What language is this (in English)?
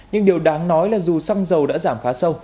Vietnamese